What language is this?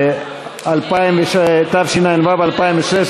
Hebrew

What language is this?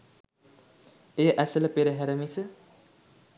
Sinhala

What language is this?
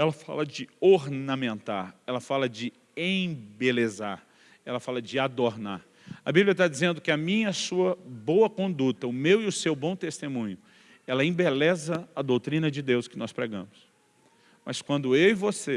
Portuguese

